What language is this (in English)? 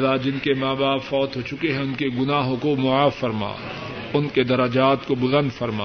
Urdu